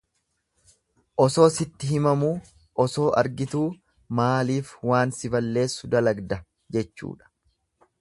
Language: Oromo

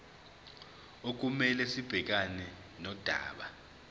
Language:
Zulu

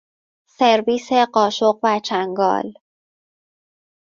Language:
Persian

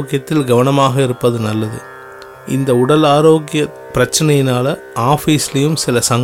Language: Tamil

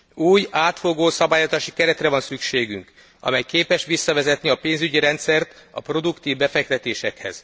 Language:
Hungarian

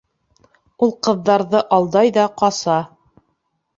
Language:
Bashkir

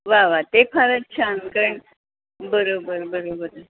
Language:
Marathi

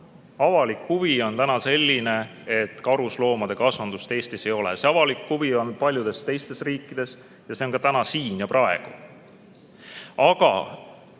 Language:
Estonian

